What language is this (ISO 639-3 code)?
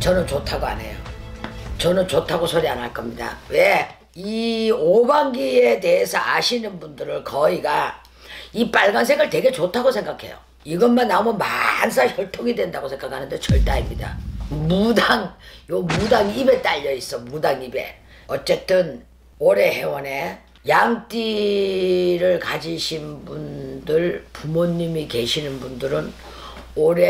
kor